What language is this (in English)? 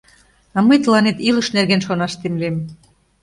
Mari